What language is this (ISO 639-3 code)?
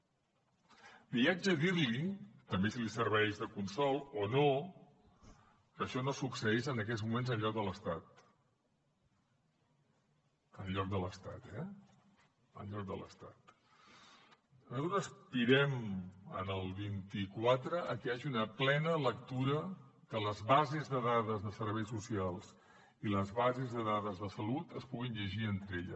cat